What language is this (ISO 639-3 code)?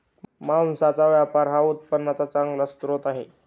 mar